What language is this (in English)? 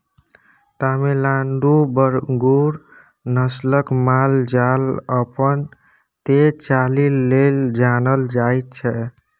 Maithili